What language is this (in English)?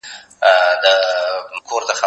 Pashto